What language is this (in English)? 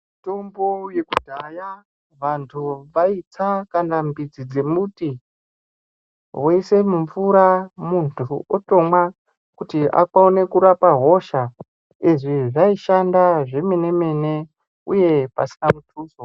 Ndau